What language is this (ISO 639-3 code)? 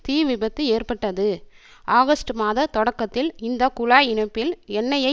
tam